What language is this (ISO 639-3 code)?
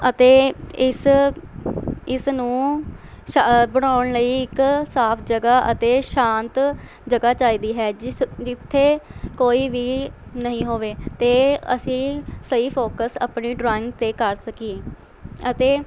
pan